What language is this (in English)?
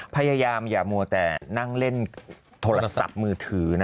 Thai